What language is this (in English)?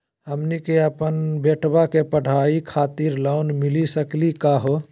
Magahi